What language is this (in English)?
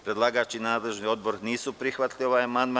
Serbian